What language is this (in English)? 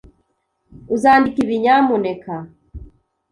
Kinyarwanda